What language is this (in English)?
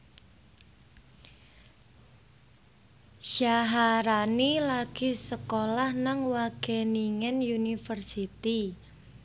Javanese